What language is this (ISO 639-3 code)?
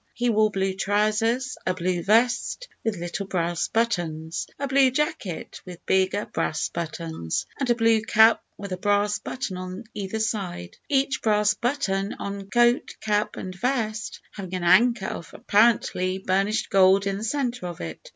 eng